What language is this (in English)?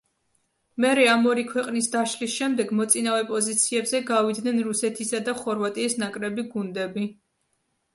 Georgian